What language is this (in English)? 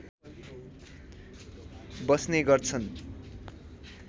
Nepali